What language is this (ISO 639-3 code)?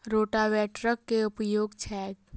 mai